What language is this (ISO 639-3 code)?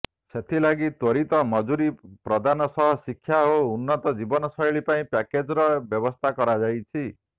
ori